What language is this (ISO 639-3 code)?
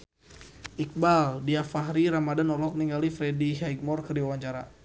sun